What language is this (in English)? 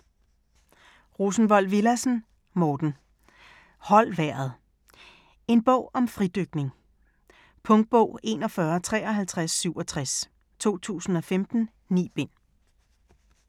Danish